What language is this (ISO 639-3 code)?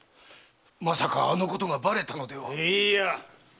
jpn